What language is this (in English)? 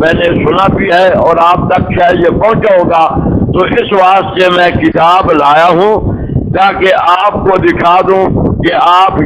Romanian